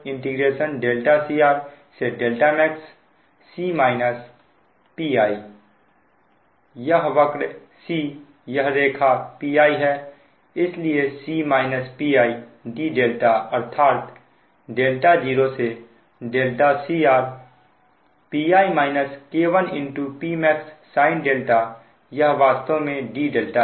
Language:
Hindi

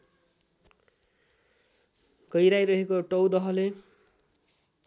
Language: Nepali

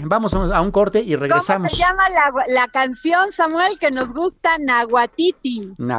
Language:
Spanish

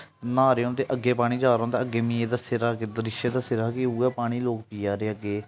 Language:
Dogri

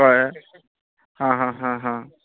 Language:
Konkani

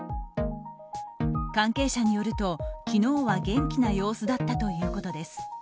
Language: Japanese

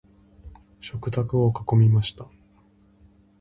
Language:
Japanese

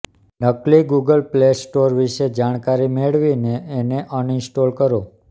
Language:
Gujarati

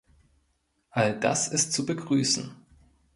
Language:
German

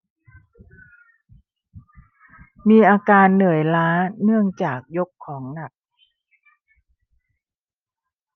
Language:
Thai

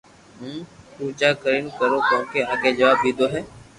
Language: Loarki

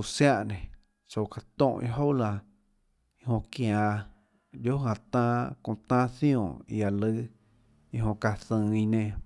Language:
Tlacoatzintepec Chinantec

